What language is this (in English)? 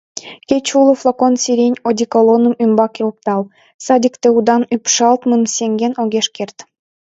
Mari